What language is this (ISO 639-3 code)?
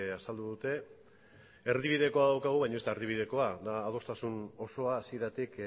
eus